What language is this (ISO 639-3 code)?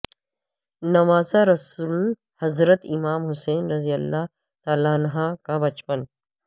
urd